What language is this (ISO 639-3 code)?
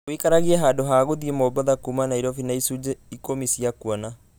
kik